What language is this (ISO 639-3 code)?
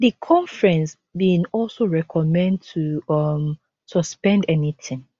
pcm